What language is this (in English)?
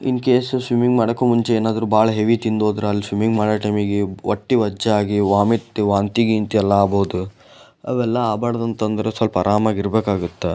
Kannada